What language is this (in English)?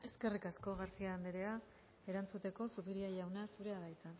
Basque